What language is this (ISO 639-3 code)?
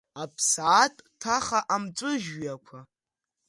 abk